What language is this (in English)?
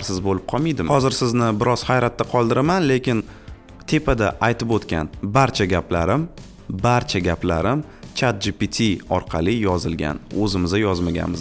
Turkish